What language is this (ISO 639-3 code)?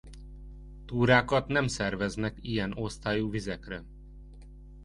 hun